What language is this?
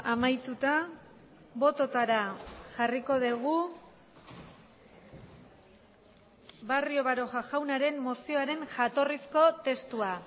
Basque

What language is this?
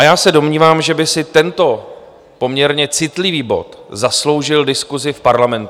Czech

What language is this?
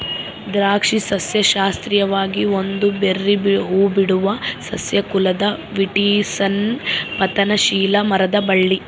Kannada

